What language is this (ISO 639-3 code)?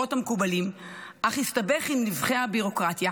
heb